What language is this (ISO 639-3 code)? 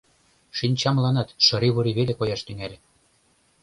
chm